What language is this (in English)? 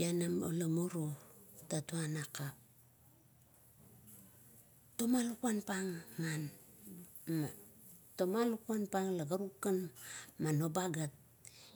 Kuot